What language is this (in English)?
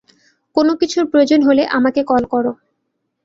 Bangla